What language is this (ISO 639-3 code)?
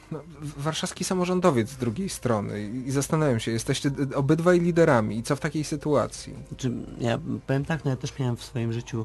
pol